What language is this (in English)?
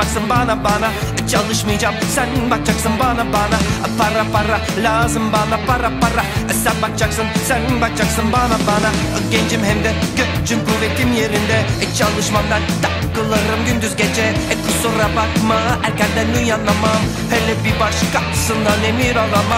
Turkish